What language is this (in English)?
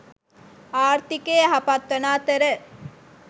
Sinhala